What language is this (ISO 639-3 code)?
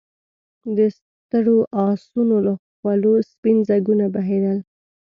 pus